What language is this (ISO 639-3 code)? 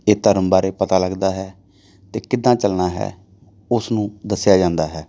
pan